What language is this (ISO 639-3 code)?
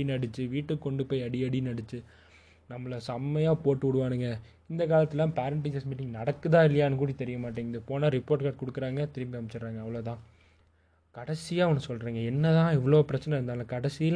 tam